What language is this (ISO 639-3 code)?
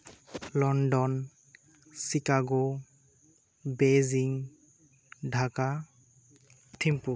sat